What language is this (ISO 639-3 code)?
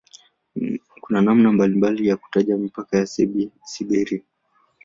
swa